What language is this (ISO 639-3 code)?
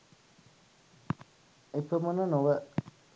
sin